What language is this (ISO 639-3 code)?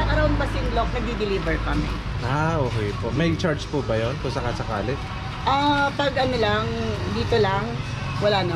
fil